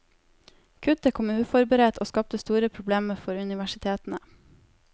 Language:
Norwegian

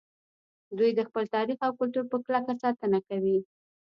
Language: Pashto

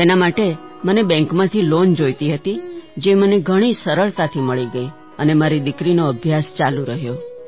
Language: Gujarati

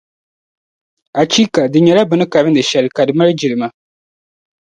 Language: Dagbani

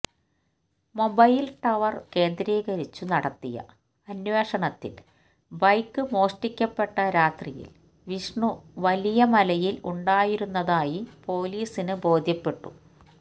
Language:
Malayalam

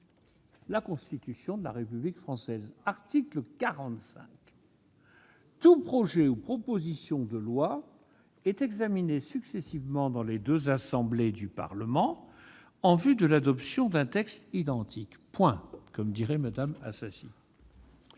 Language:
French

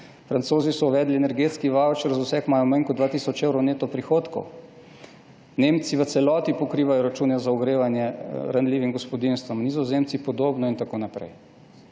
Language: Slovenian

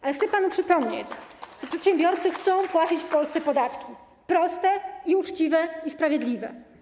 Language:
Polish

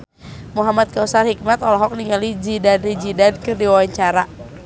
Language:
Sundanese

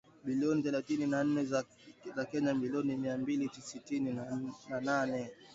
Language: Swahili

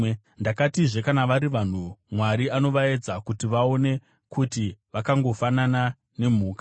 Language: Shona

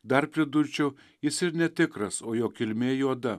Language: Lithuanian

